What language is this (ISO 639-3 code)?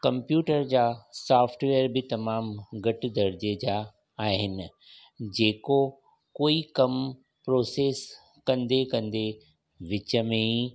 snd